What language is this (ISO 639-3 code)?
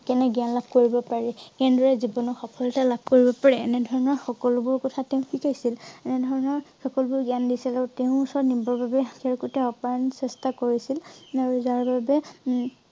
asm